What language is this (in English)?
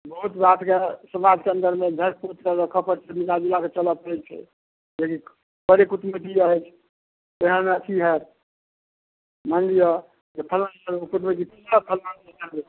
Maithili